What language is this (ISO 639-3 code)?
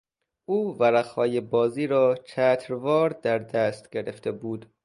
fas